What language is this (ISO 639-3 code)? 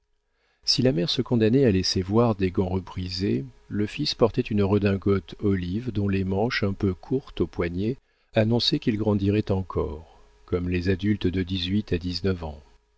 fra